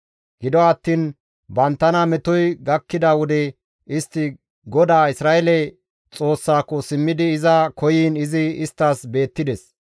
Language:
Gamo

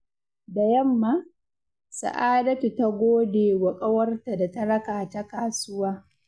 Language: Hausa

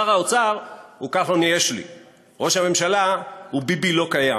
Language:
Hebrew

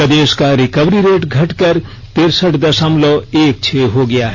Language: Hindi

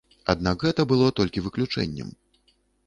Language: Belarusian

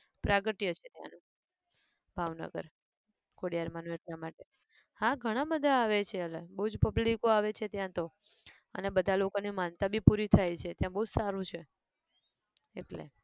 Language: Gujarati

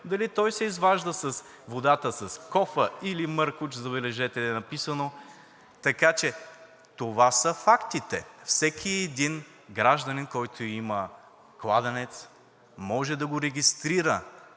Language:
Bulgarian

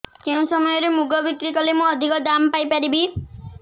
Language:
Odia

